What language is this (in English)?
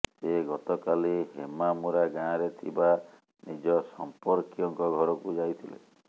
Odia